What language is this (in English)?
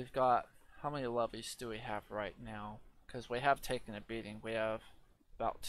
English